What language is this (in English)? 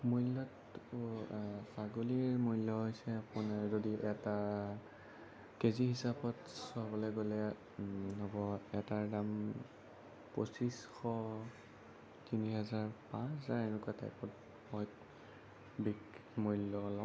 Assamese